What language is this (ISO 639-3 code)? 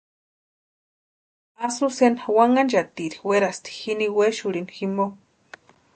pua